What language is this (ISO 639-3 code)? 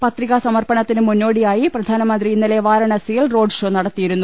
mal